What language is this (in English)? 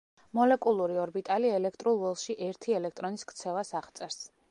Georgian